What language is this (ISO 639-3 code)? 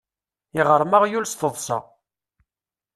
kab